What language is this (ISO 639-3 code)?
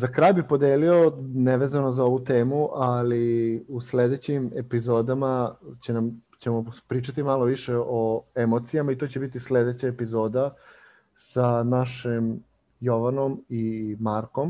hrv